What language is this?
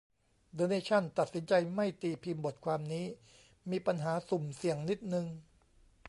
Thai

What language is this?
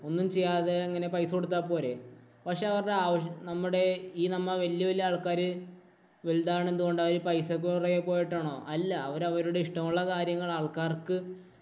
Malayalam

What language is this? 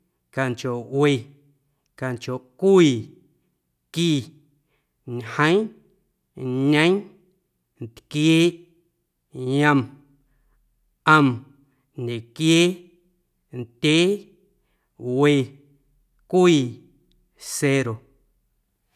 Guerrero Amuzgo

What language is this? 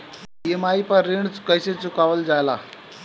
Bhojpuri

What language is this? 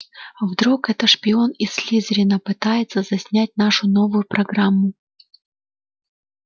Russian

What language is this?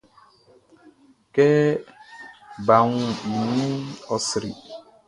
Baoulé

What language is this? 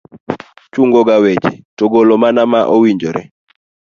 Luo (Kenya and Tanzania)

